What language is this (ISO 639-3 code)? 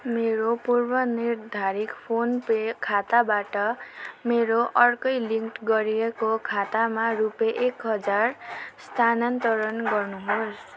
nep